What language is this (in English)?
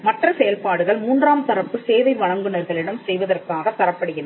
Tamil